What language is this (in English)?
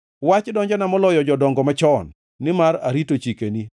Luo (Kenya and Tanzania)